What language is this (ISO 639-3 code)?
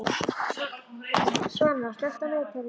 isl